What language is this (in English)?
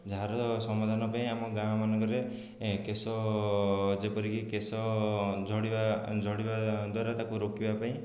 Odia